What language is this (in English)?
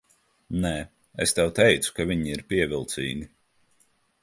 Latvian